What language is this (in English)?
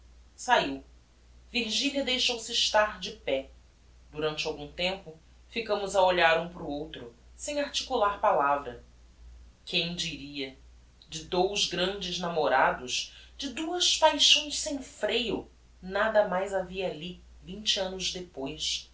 Portuguese